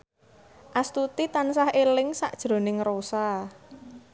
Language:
Javanese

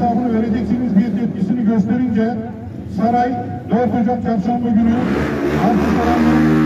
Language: Turkish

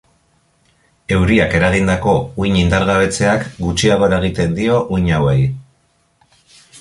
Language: Basque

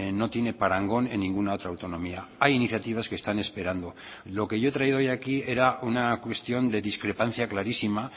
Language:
Spanish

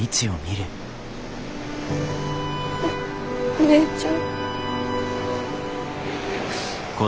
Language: Japanese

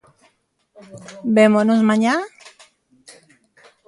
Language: Galician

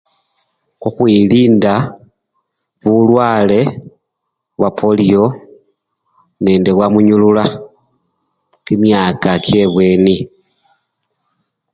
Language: Luyia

